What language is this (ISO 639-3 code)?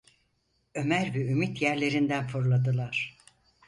tur